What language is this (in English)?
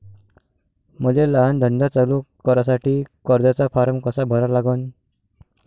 Marathi